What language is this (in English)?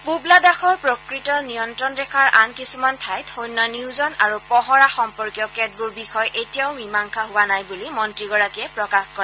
Assamese